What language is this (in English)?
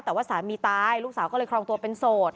Thai